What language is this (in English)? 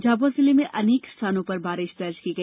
Hindi